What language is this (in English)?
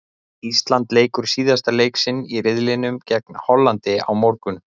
Icelandic